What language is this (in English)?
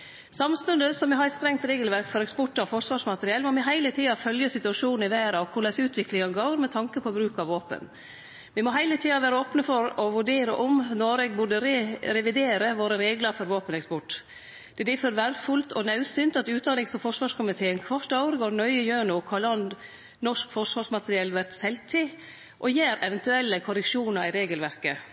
Norwegian Nynorsk